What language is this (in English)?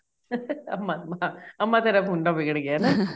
Punjabi